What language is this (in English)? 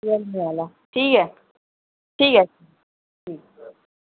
Dogri